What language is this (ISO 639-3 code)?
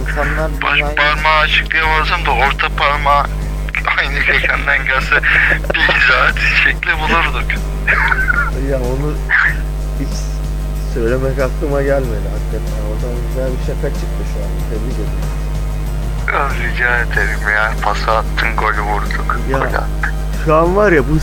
tur